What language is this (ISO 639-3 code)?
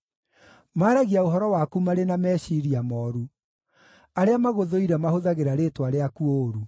kik